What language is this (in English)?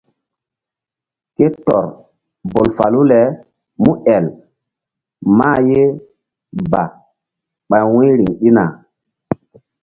Mbum